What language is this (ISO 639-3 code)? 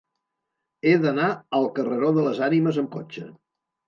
cat